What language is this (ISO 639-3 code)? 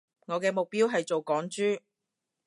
yue